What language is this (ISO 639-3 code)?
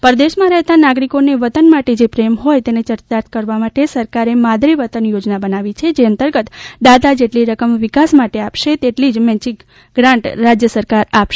guj